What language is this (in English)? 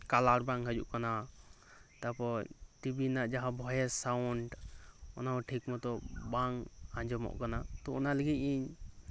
Santali